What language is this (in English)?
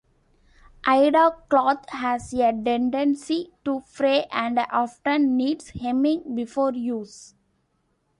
English